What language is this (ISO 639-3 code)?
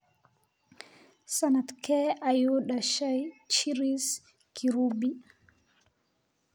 som